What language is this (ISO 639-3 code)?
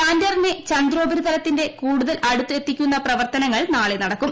mal